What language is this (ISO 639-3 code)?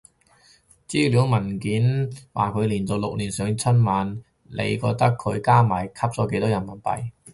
yue